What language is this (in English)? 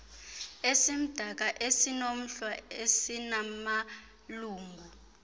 Xhosa